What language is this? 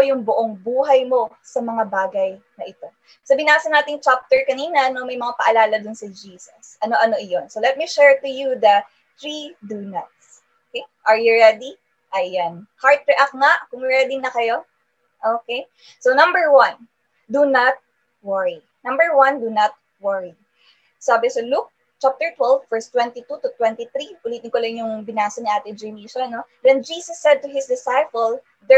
Filipino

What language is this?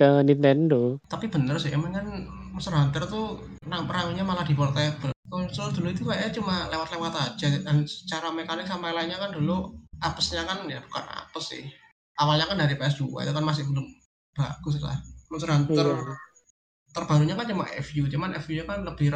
Indonesian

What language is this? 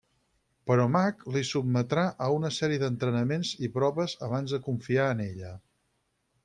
Catalan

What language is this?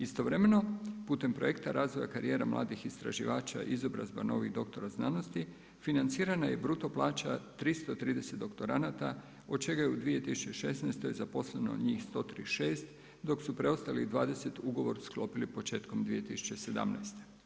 Croatian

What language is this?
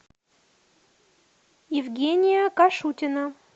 Russian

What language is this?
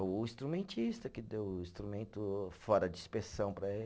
Portuguese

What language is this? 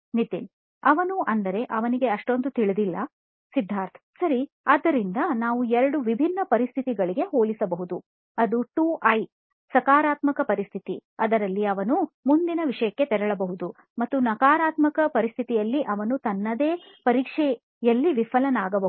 Kannada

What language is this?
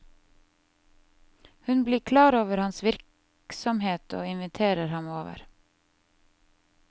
Norwegian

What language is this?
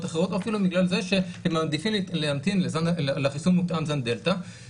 Hebrew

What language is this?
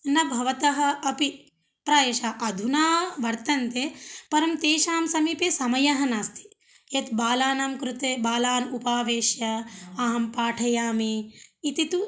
Sanskrit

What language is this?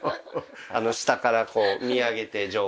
Japanese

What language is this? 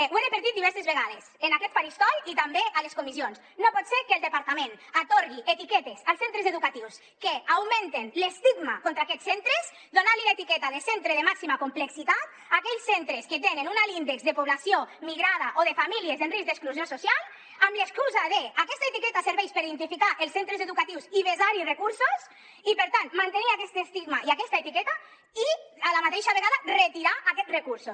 Catalan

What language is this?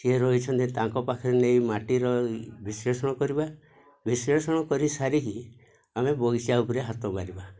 Odia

